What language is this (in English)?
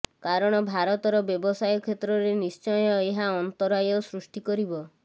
Odia